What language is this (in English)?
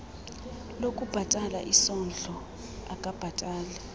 Xhosa